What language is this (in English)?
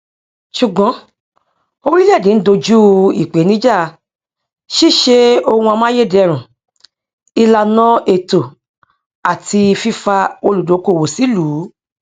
Yoruba